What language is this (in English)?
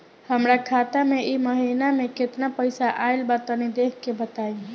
Bhojpuri